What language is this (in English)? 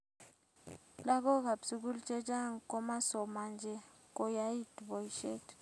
Kalenjin